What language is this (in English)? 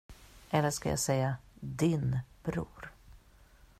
Swedish